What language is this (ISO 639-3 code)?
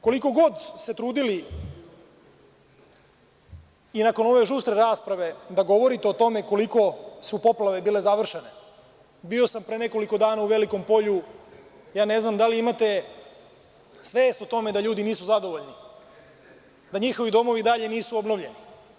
srp